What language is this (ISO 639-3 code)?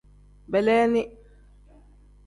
kdh